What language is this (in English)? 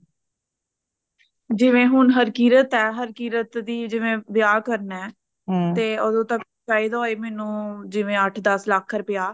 Punjabi